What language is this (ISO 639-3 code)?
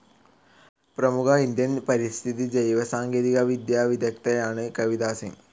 mal